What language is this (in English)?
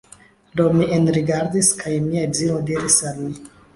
Esperanto